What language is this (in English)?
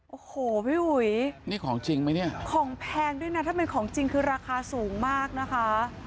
Thai